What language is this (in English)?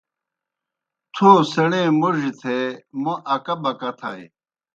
Kohistani Shina